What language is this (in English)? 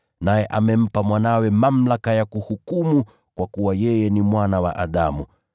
Swahili